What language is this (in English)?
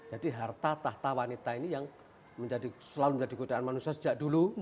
Indonesian